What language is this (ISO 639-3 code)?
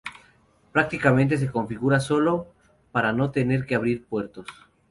spa